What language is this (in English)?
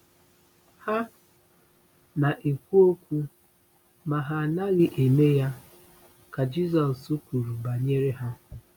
Igbo